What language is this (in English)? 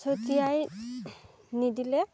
Assamese